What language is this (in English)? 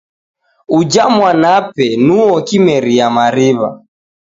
Taita